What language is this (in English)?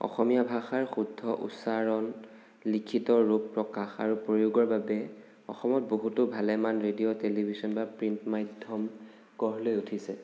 Assamese